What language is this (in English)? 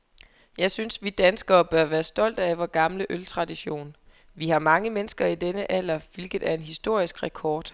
Danish